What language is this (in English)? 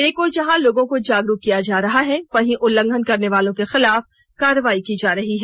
Hindi